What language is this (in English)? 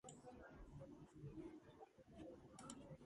Georgian